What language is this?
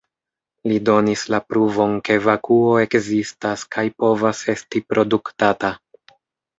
Esperanto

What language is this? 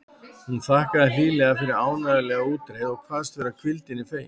Icelandic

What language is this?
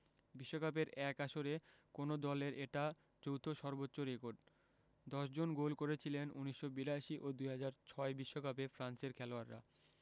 Bangla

